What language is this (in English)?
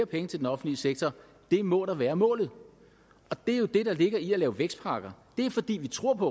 Danish